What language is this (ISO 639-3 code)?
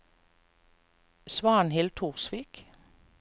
nor